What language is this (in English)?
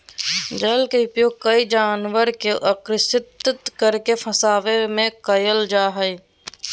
Magahi